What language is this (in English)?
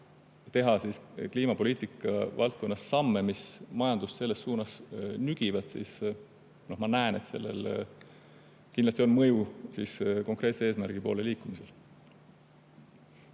Estonian